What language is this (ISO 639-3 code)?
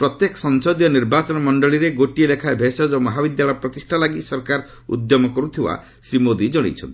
ori